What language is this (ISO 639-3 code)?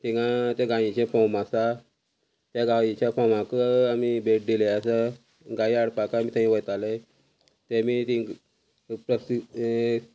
kok